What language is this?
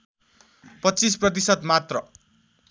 Nepali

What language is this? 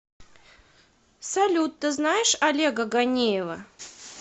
Russian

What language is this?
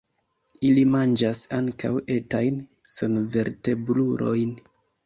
Esperanto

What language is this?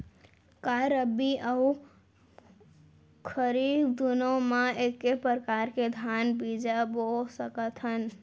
Chhattisgarhi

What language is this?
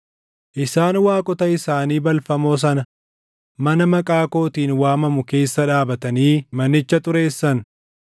Oromo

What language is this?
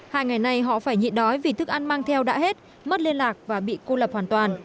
Vietnamese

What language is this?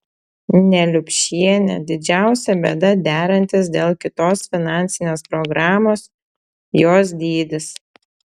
Lithuanian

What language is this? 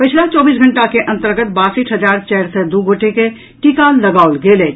Maithili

